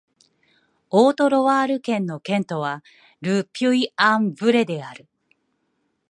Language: Japanese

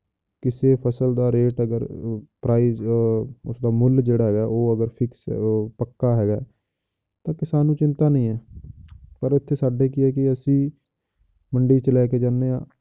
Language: Punjabi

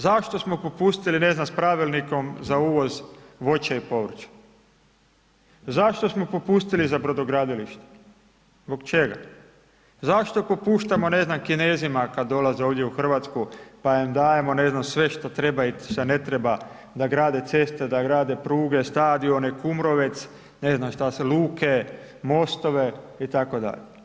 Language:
Croatian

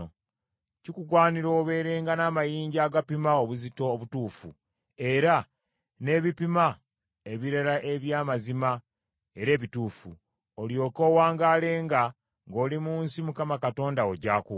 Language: Ganda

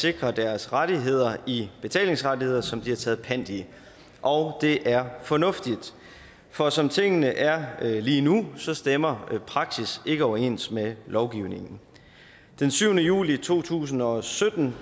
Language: Danish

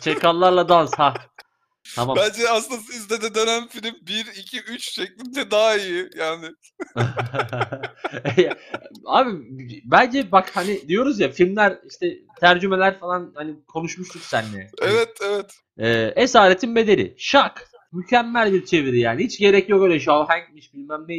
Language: Turkish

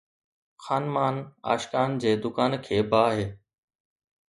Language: Sindhi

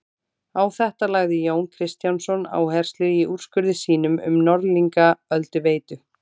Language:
Icelandic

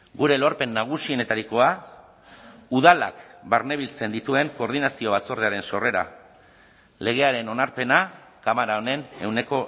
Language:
Basque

